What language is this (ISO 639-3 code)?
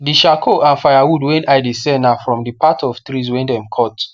pcm